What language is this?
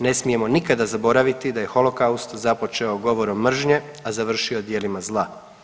Croatian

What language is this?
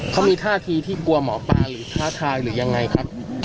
Thai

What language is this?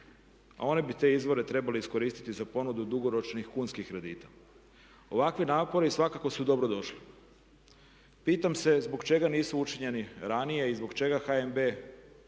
Croatian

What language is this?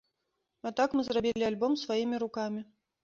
Belarusian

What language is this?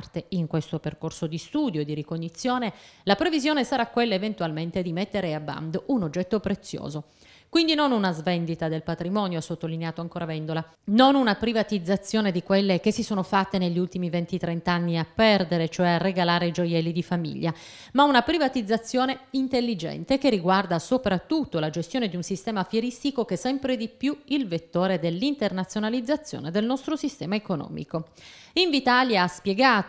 Italian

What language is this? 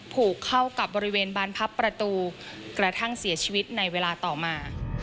Thai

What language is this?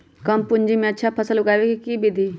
Magahi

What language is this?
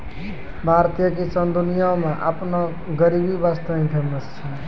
Maithili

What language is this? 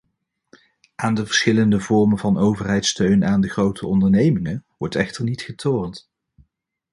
Dutch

